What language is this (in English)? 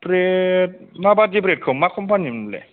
Bodo